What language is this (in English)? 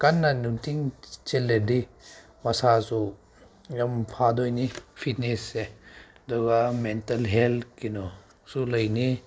Manipuri